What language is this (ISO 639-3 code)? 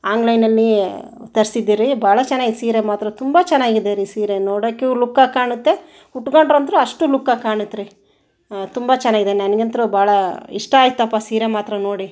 kan